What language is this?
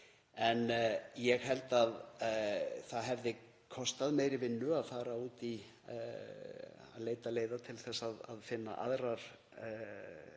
Icelandic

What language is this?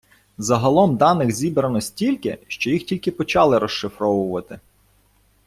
Ukrainian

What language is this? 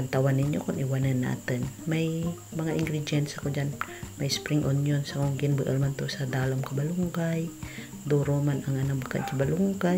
Filipino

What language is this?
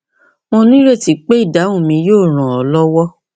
Yoruba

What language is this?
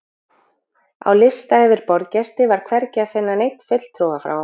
Icelandic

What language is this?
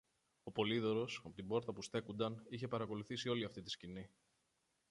Greek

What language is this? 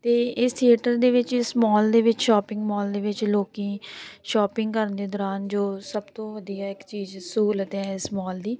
Punjabi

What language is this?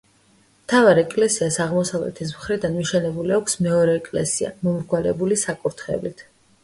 Georgian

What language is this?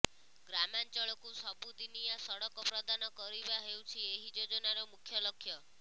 Odia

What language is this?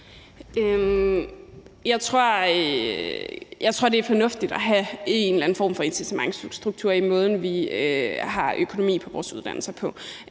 Danish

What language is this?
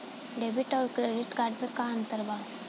Bhojpuri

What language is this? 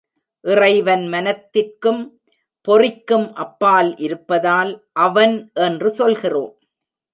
Tamil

